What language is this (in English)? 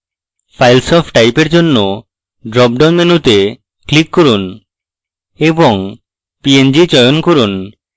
Bangla